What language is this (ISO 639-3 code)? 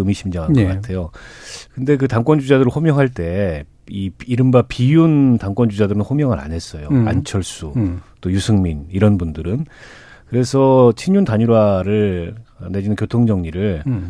kor